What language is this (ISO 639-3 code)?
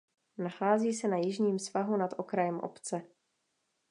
ces